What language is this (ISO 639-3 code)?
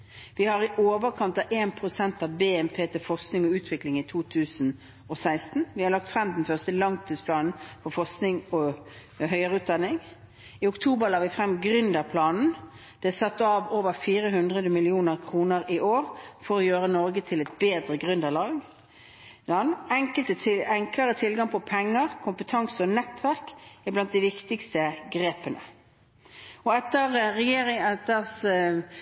nob